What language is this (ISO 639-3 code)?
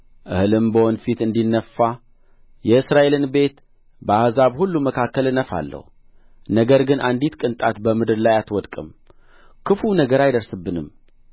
amh